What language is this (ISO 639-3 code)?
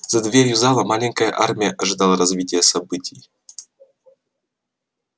rus